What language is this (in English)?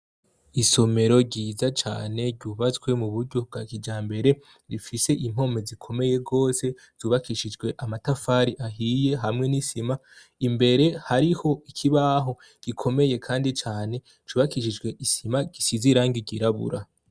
Rundi